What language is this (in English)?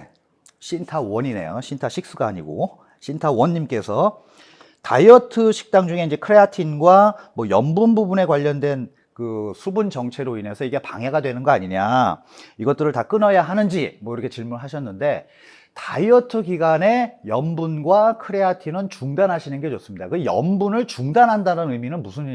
Korean